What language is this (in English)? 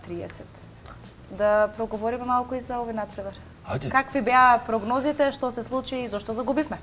Macedonian